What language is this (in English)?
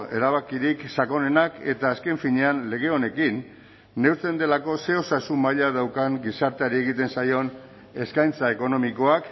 Basque